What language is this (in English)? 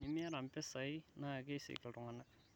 Masai